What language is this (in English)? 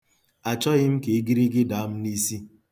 Igbo